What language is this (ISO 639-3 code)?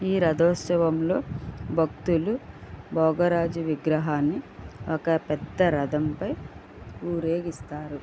tel